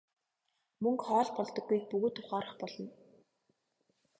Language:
Mongolian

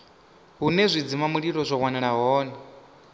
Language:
Venda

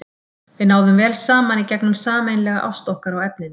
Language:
Icelandic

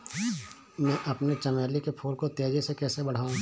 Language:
Hindi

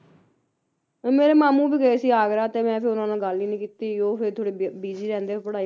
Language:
Punjabi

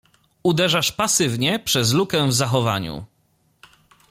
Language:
Polish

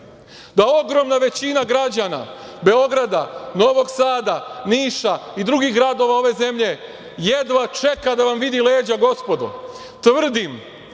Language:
Serbian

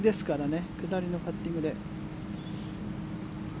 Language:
Japanese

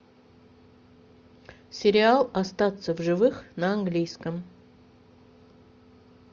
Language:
Russian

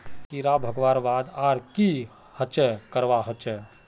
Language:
Magahi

